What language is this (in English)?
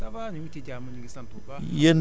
Wolof